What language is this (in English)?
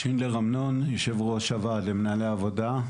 Hebrew